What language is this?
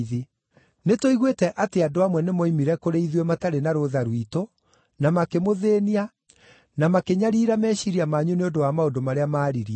Kikuyu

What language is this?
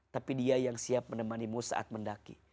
Indonesian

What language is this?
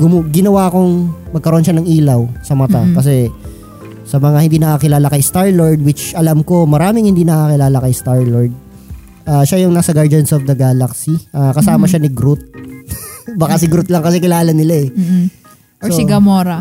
Filipino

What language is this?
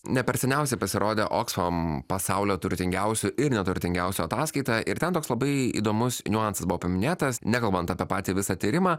Lithuanian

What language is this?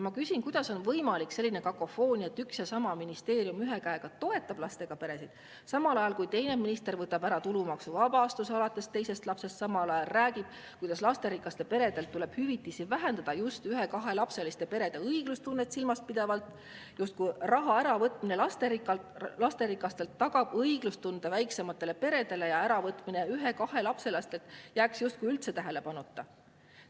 Estonian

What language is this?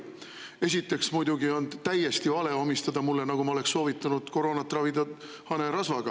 Estonian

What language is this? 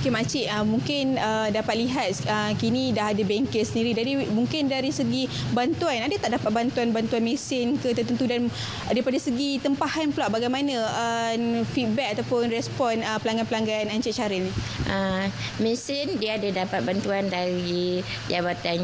Malay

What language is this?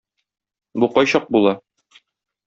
Tatar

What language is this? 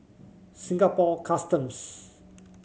English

